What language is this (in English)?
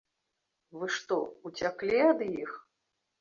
Belarusian